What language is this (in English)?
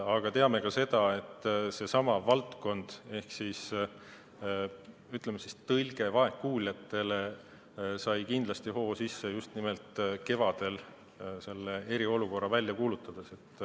Estonian